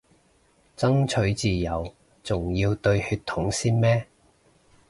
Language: Cantonese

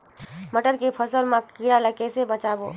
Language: Chhattisgarhi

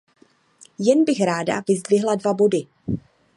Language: Czech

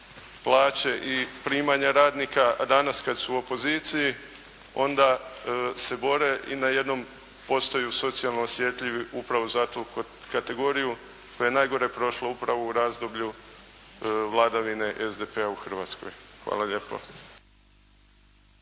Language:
Croatian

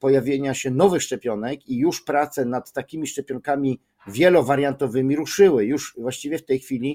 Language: Polish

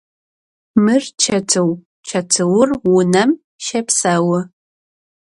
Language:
Adyghe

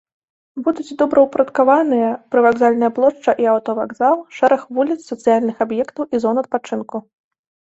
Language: Belarusian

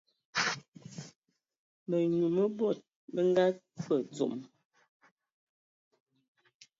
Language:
Ewondo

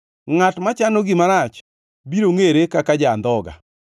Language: Luo (Kenya and Tanzania)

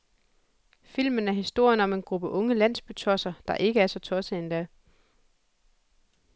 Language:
Danish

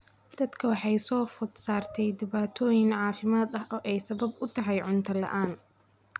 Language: Somali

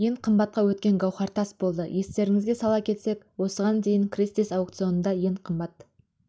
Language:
Kazakh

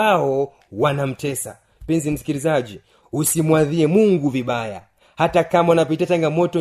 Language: Swahili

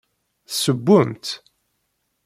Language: Kabyle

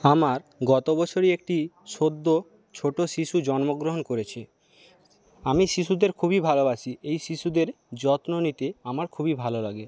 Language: Bangla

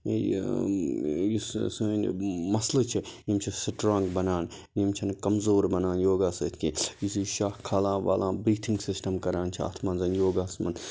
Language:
Kashmiri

